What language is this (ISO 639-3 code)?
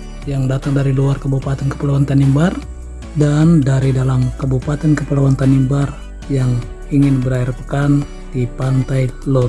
ind